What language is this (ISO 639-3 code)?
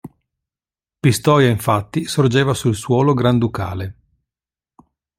ita